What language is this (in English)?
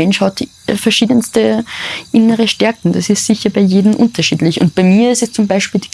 German